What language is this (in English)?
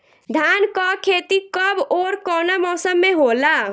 Bhojpuri